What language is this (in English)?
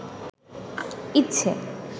Bangla